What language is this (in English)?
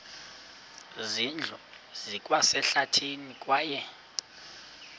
Xhosa